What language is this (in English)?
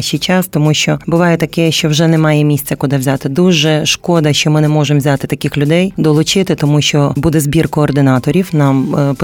Ukrainian